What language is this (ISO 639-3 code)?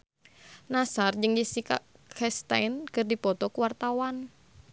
sun